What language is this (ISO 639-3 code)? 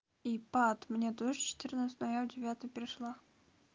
rus